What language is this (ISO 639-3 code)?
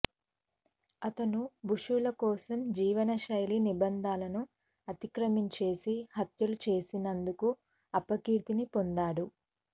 tel